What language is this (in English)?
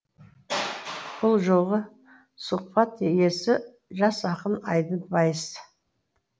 Kazakh